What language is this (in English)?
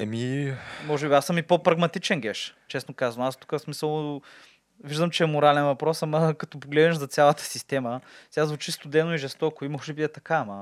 Bulgarian